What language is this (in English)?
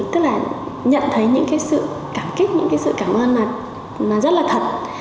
Vietnamese